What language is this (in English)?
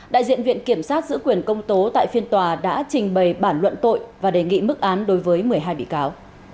Vietnamese